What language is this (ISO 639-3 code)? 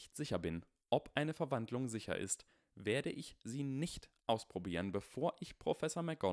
deu